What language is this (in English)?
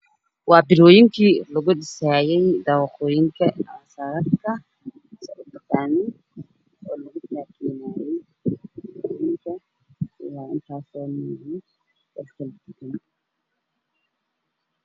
Somali